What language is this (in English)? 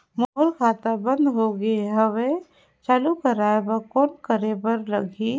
Chhattisgarhi